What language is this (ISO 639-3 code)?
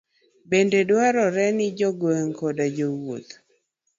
luo